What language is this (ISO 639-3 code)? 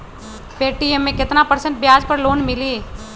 mag